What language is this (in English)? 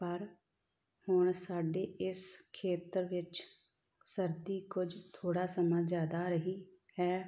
Punjabi